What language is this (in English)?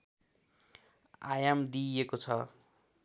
Nepali